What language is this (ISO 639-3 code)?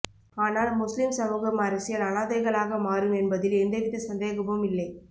tam